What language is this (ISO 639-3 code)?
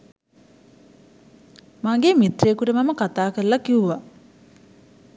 sin